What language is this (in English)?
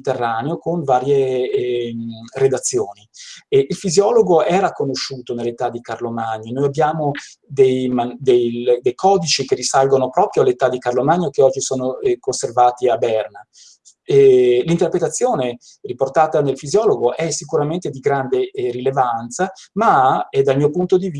Italian